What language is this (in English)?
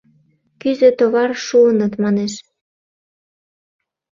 Mari